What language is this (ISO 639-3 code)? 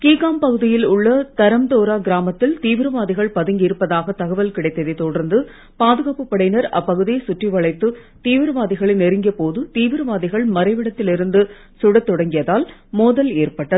tam